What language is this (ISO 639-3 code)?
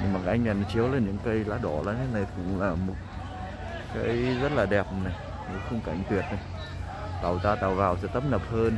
vie